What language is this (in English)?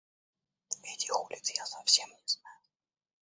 Russian